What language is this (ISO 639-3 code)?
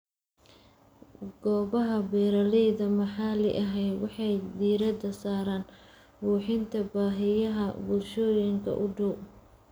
som